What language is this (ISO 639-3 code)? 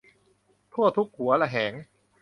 tha